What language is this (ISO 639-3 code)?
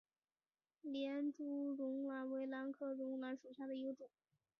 zho